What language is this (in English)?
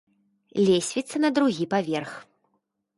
Belarusian